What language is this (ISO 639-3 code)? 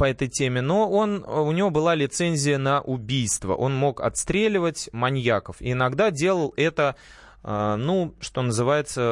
rus